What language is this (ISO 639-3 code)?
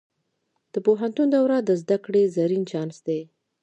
pus